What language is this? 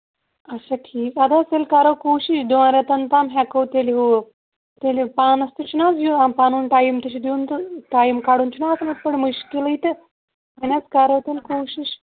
Kashmiri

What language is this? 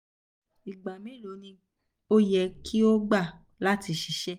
Yoruba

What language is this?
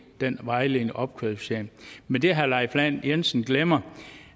Danish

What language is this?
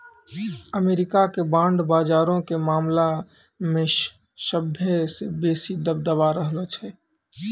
Maithili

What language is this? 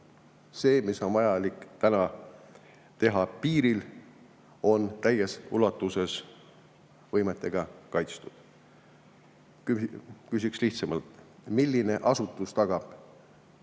Estonian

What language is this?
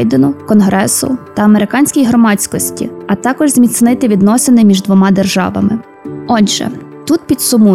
Ukrainian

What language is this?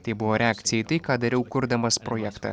Lithuanian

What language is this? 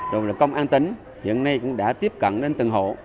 Vietnamese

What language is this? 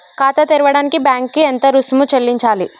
Telugu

